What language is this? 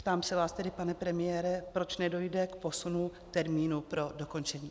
Czech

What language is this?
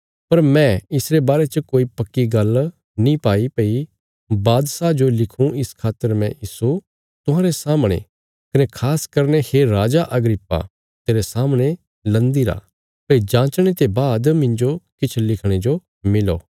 Bilaspuri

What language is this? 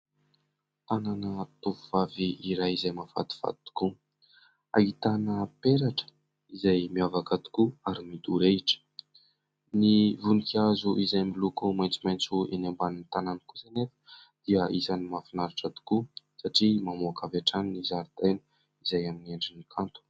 Malagasy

